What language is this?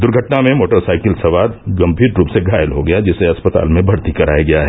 Hindi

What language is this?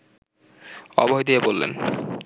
Bangla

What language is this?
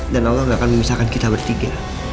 Indonesian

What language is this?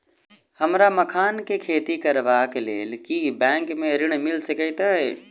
Maithili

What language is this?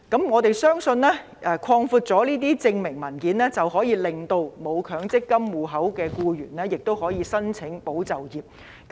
Cantonese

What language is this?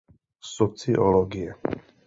Czech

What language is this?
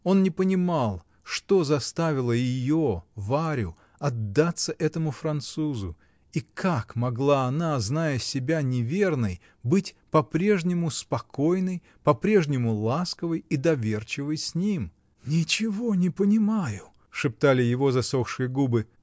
Russian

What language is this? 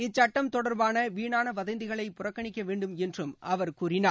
Tamil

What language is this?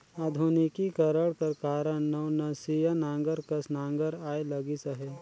Chhattisgarhi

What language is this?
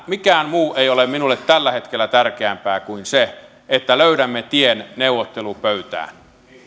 Finnish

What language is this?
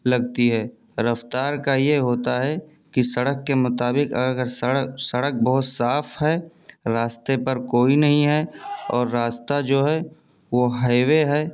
Urdu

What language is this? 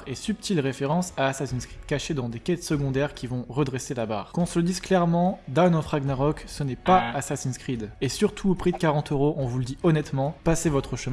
French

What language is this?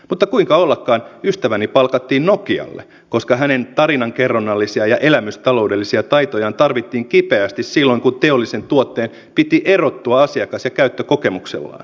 Finnish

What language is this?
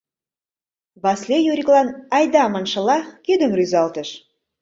Mari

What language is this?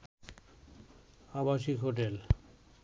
Bangla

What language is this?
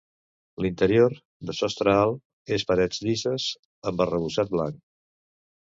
Catalan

